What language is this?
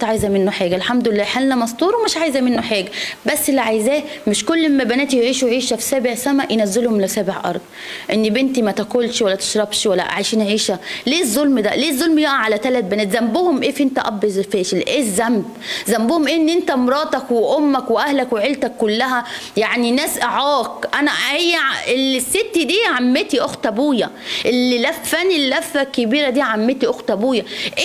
Arabic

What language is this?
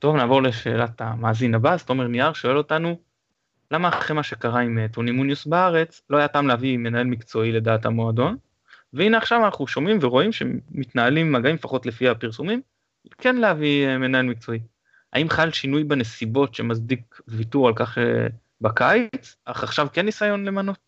Hebrew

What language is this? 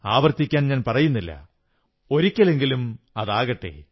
Malayalam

